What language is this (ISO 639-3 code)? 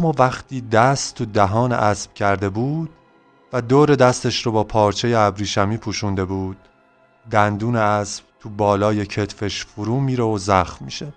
fas